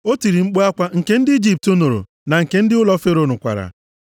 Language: Igbo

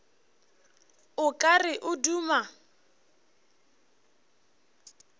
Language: Northern Sotho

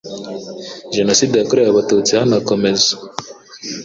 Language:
Kinyarwanda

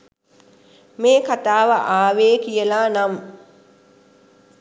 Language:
Sinhala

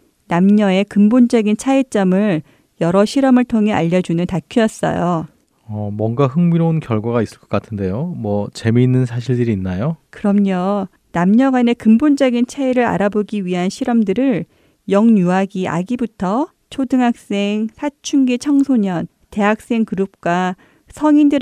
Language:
Korean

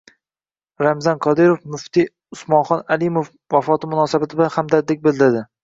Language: Uzbek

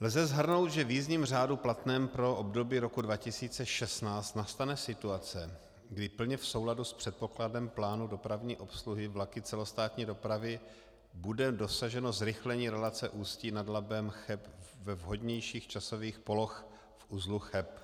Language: Czech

